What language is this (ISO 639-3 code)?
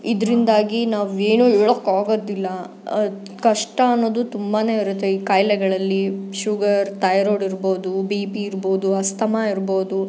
kan